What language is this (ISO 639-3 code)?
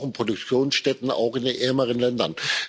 deu